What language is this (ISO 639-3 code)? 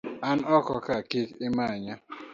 luo